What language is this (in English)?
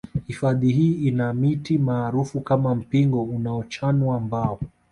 Swahili